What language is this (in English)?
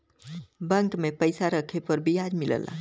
Bhojpuri